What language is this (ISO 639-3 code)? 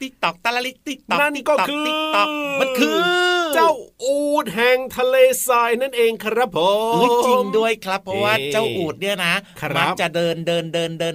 tha